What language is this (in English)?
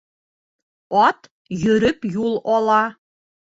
Bashkir